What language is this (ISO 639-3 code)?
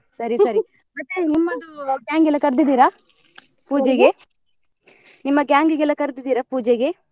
kan